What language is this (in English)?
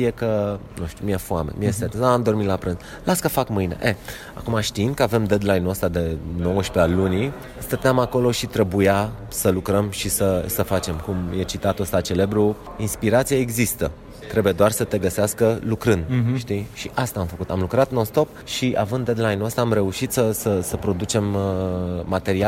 Romanian